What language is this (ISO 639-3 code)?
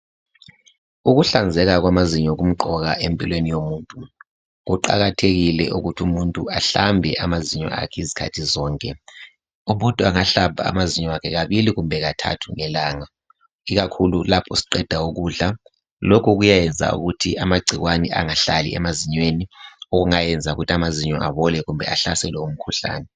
nde